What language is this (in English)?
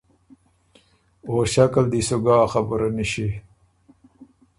Ormuri